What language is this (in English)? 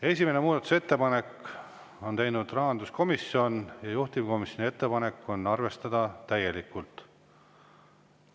Estonian